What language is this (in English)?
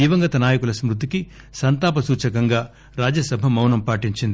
Telugu